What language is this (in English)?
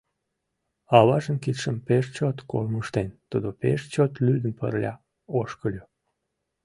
Mari